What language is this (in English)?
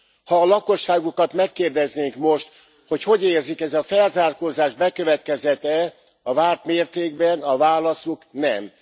Hungarian